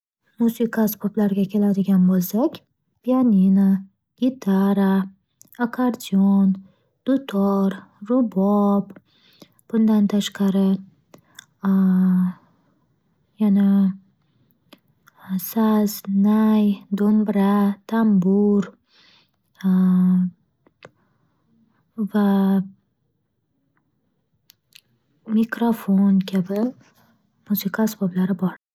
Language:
Uzbek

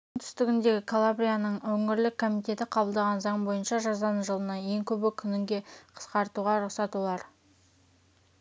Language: Kazakh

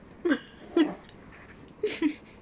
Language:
English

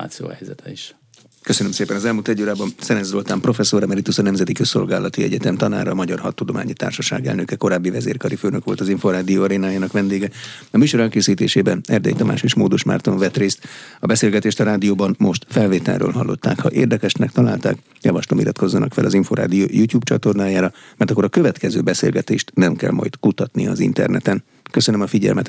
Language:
Hungarian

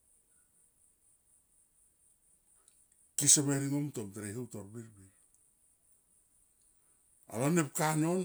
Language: Tomoip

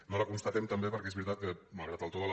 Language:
Catalan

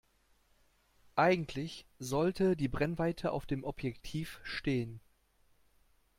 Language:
German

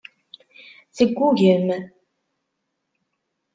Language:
Kabyle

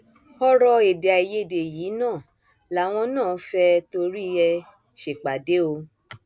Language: Yoruba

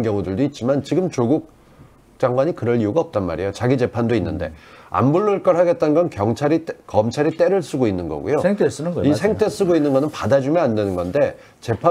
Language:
Korean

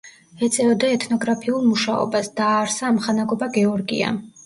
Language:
Georgian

